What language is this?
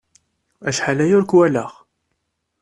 Kabyle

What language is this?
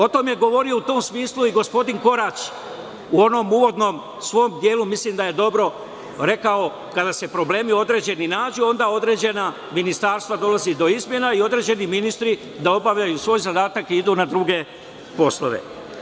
Serbian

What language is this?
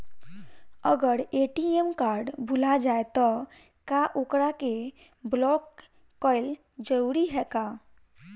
Bhojpuri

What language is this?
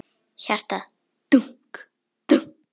Icelandic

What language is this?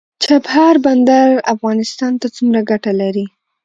Pashto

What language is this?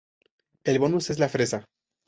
Spanish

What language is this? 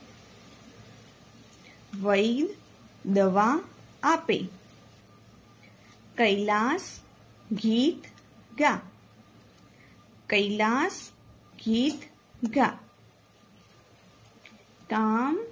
Gujarati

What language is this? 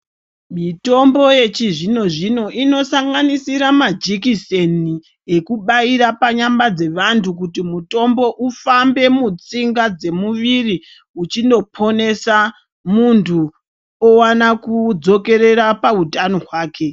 Ndau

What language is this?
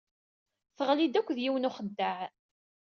Kabyle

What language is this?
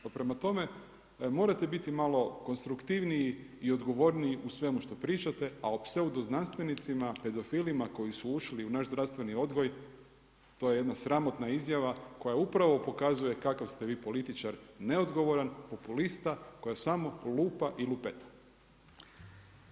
Croatian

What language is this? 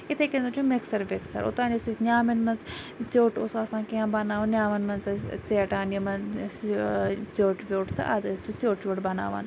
Kashmiri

